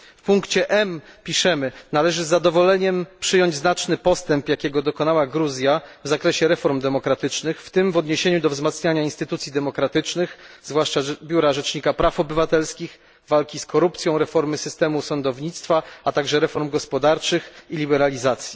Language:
Polish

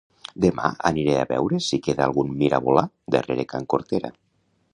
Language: Catalan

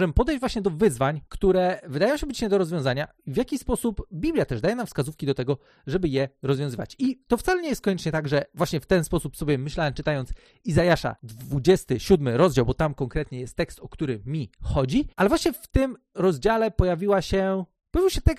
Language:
Polish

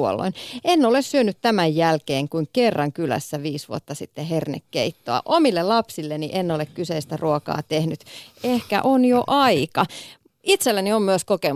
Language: Finnish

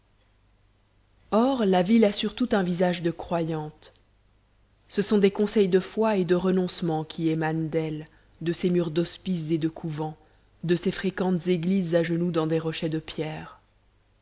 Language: French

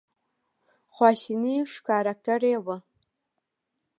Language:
Pashto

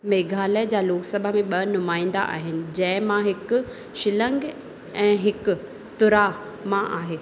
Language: Sindhi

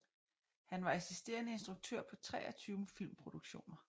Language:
Danish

